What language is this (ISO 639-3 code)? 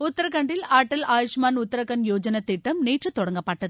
tam